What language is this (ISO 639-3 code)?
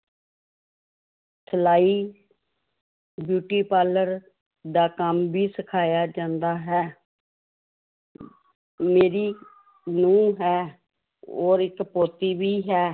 pan